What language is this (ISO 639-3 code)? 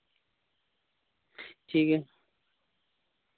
sat